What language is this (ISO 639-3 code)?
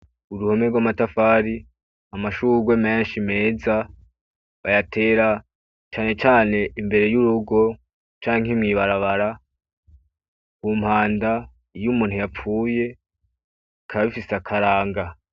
run